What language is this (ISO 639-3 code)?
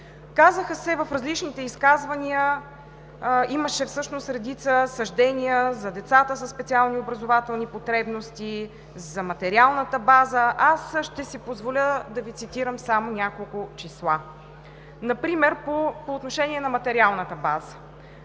bul